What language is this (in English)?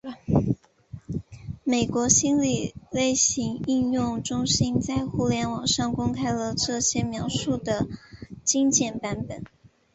Chinese